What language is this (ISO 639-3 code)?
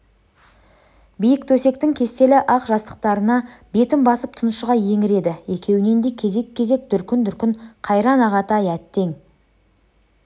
kaz